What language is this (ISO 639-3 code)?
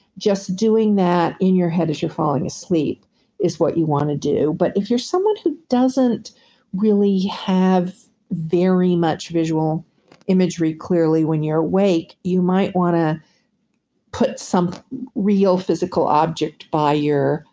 eng